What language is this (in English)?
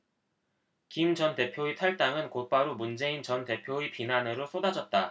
Korean